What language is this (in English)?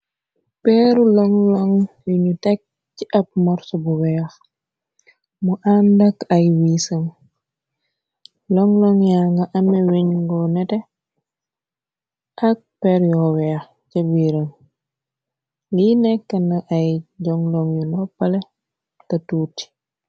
Wolof